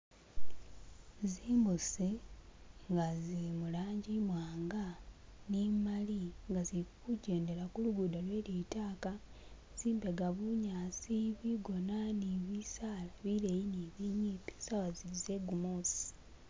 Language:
Masaaba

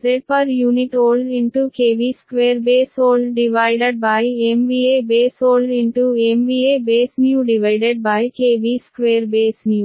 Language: Kannada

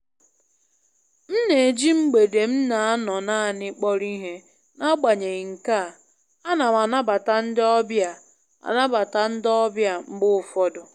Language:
Igbo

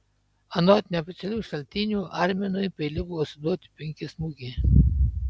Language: Lithuanian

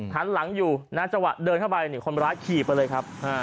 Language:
Thai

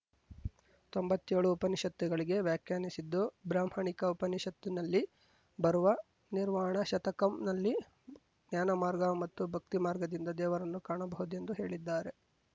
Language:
Kannada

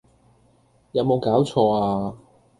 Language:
Cantonese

